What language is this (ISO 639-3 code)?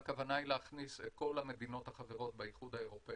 heb